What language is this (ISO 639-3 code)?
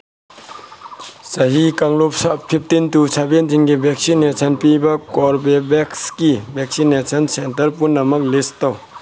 mni